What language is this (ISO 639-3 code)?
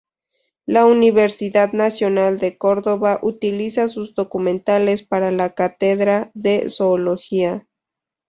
spa